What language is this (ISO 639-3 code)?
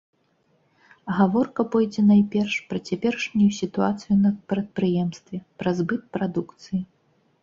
bel